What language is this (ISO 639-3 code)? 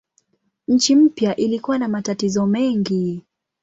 swa